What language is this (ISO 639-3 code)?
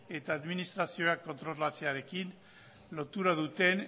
eus